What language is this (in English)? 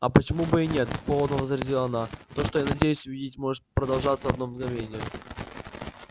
Russian